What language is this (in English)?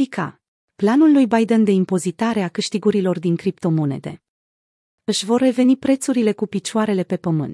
Romanian